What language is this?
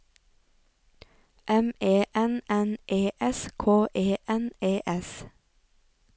Norwegian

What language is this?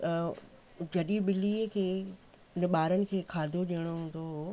Sindhi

